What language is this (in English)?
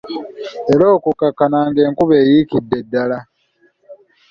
Ganda